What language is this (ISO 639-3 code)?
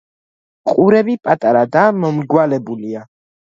kat